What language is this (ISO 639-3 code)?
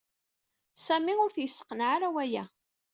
kab